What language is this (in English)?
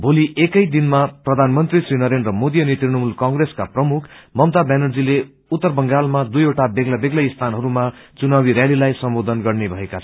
Nepali